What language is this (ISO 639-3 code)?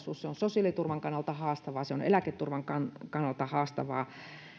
fin